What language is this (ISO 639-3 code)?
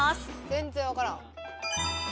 jpn